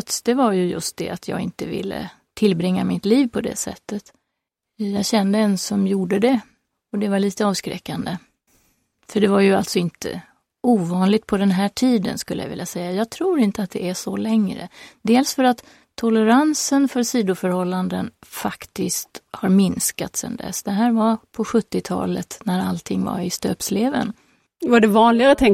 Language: Swedish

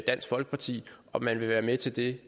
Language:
Danish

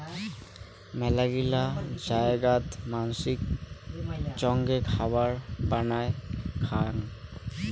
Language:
Bangla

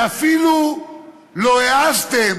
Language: Hebrew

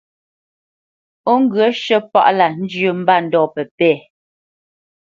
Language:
Bamenyam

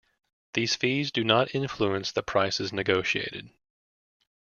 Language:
English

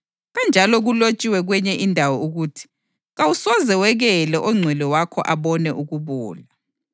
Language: North Ndebele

